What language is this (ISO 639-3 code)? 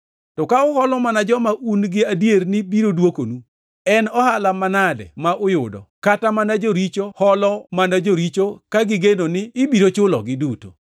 luo